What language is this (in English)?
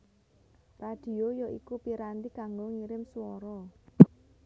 Javanese